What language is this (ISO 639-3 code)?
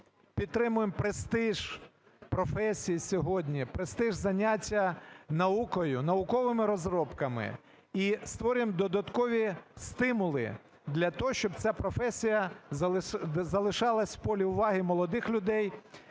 ukr